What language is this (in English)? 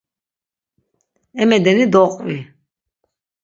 Laz